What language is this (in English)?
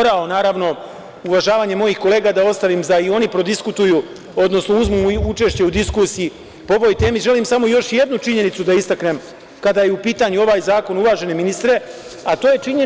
Serbian